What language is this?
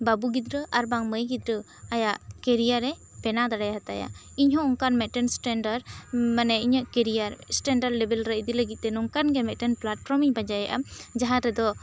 Santali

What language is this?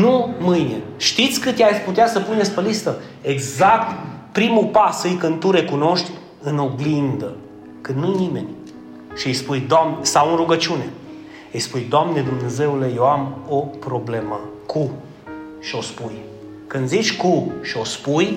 Romanian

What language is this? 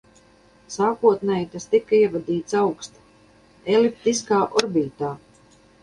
Latvian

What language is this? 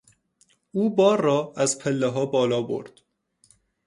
Persian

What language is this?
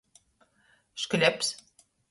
Latgalian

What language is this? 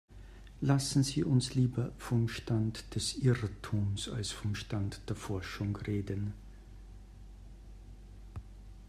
German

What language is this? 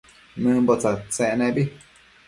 Matsés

